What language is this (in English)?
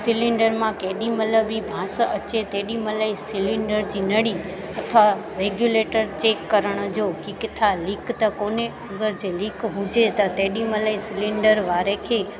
Sindhi